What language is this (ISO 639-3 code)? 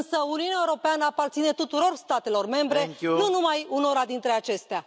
ron